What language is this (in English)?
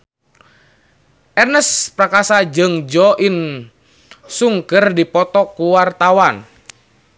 Sundanese